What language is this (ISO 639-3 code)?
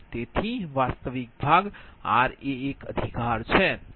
guj